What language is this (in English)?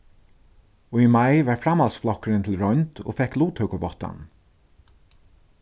Faroese